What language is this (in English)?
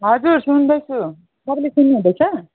Nepali